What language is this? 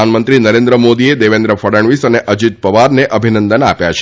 Gujarati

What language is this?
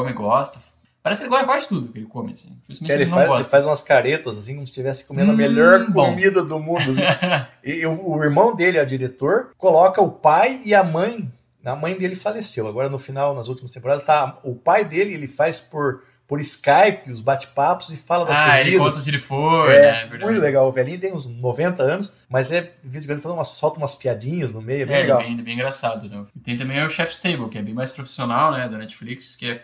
Portuguese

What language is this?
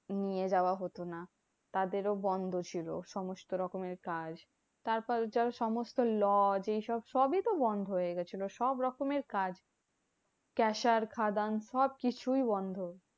Bangla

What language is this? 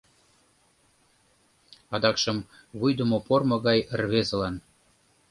Mari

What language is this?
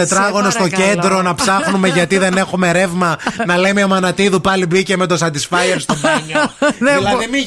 Greek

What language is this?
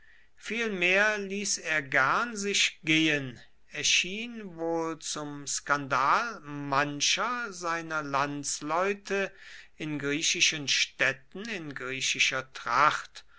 German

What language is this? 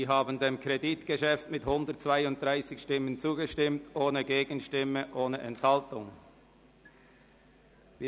Swiss German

